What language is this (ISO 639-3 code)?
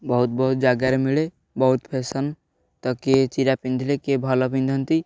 ori